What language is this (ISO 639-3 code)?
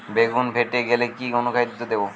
ben